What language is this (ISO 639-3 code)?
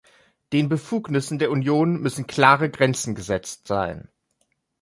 deu